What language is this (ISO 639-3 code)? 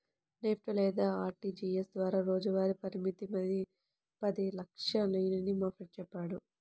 tel